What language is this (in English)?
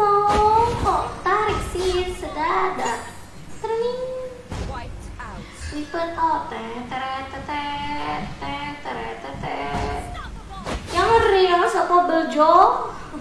Indonesian